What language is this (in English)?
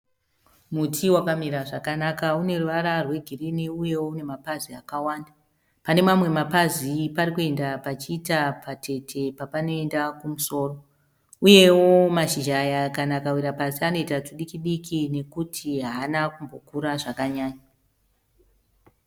Shona